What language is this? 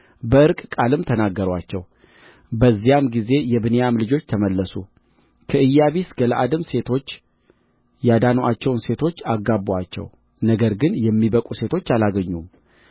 Amharic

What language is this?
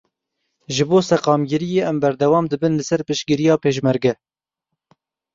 Kurdish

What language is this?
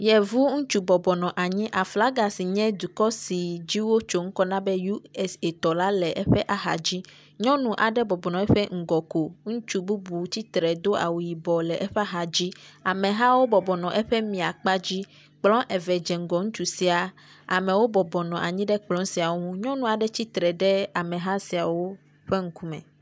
Ewe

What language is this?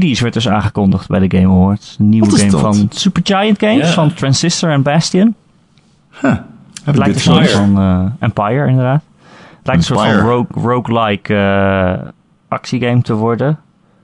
Dutch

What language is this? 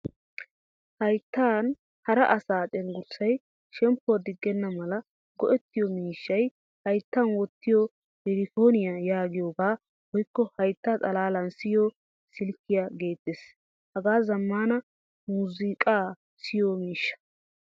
Wolaytta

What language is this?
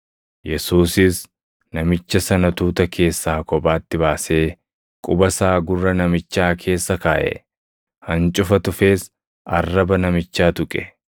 Oromo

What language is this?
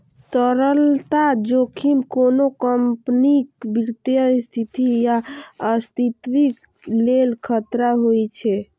Maithili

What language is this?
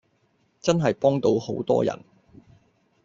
Cantonese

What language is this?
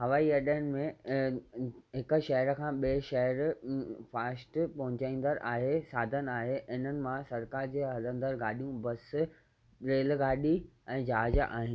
Sindhi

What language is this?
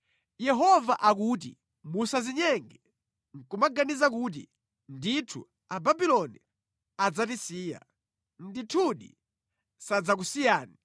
Nyanja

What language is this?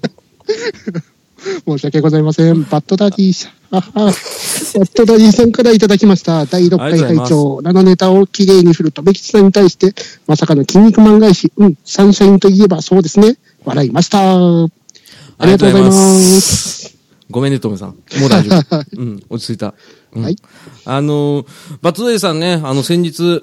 Japanese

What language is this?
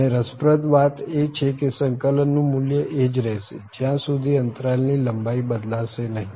Gujarati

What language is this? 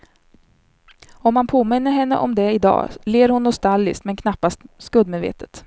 Swedish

